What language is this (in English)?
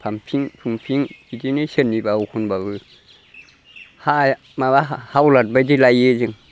Bodo